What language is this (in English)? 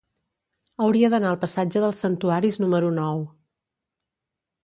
Catalan